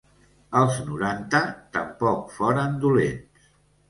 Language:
Catalan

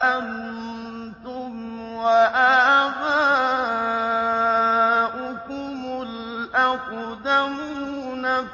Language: Arabic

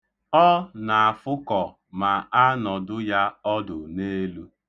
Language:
Igbo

